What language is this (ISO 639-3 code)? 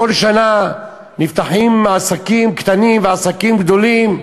heb